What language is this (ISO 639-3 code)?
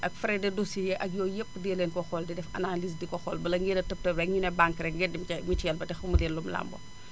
wol